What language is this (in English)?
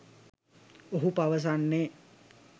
Sinhala